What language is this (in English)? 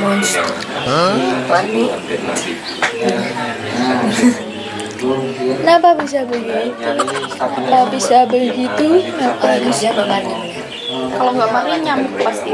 Indonesian